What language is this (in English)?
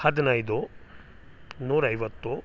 Kannada